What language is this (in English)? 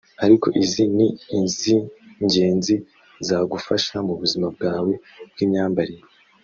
Kinyarwanda